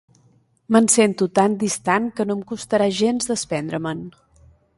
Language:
Catalan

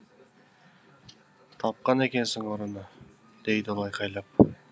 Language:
Kazakh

